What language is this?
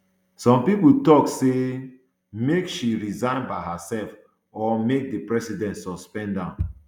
Nigerian Pidgin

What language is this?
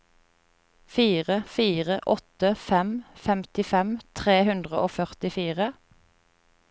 Norwegian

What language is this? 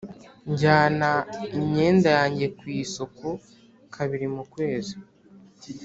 Kinyarwanda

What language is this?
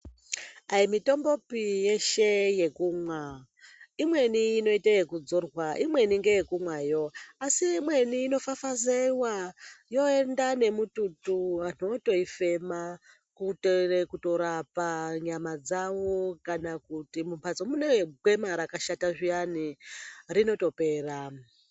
Ndau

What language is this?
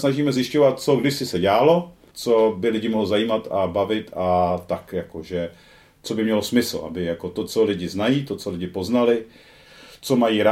Czech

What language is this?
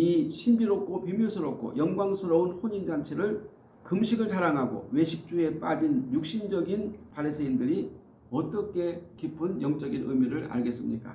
Korean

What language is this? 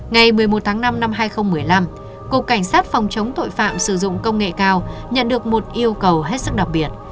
Vietnamese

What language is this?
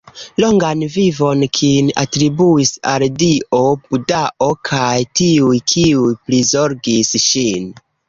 Esperanto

